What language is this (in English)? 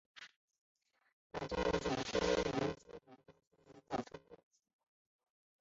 Chinese